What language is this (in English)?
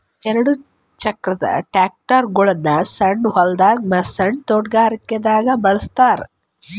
Kannada